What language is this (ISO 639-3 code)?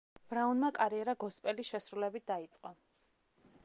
kat